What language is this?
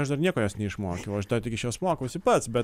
Lithuanian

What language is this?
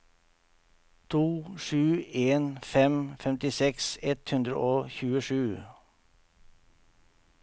Norwegian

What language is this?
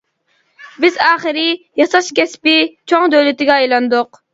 Uyghur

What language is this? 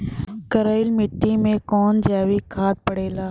Bhojpuri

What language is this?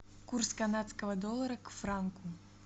Russian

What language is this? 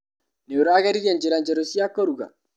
Kikuyu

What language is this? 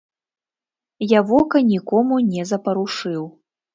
Belarusian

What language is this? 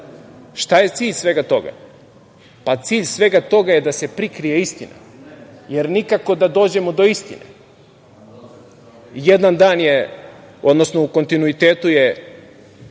Serbian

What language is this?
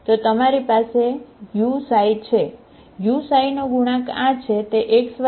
Gujarati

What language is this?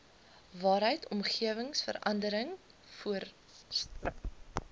Afrikaans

